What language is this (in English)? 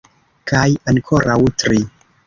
Esperanto